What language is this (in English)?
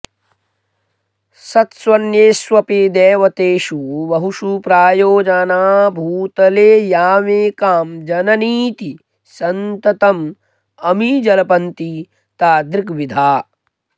Sanskrit